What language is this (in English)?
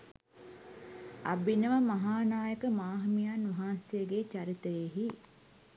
Sinhala